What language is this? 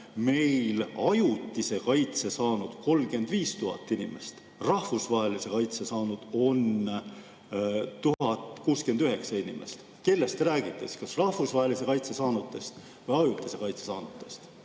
Estonian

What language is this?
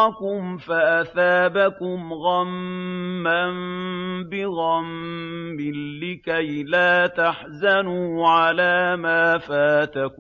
Arabic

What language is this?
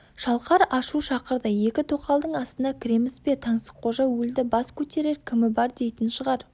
Kazakh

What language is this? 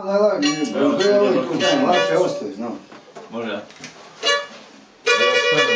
Korean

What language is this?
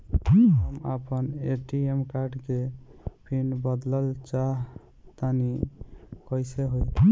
Bhojpuri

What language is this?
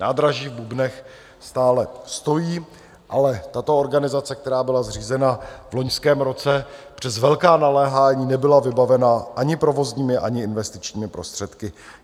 Czech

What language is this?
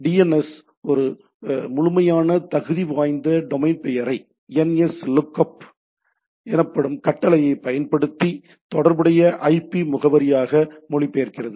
Tamil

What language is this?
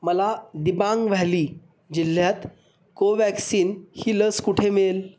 Marathi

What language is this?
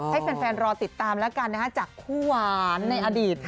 Thai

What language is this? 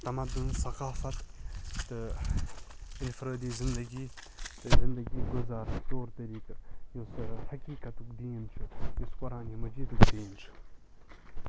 Kashmiri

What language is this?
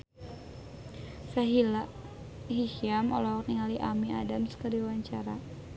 Sundanese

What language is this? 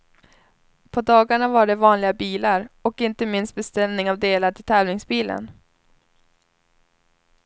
Swedish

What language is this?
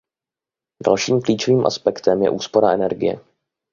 Czech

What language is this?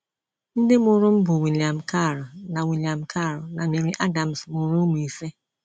Igbo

